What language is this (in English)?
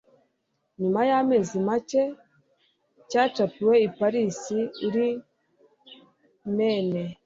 Kinyarwanda